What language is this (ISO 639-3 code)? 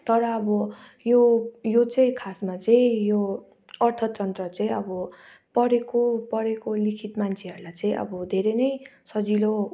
nep